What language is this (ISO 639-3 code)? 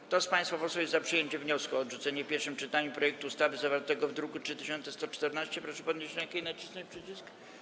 pol